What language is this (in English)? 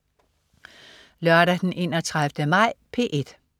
Danish